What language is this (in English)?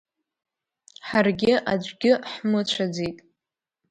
Abkhazian